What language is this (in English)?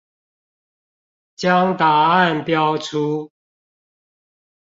Chinese